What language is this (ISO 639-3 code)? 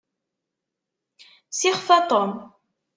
kab